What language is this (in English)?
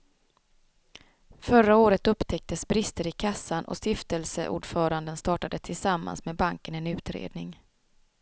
Swedish